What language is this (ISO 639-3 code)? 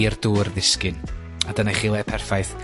cym